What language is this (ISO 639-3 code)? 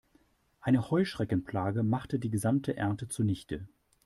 deu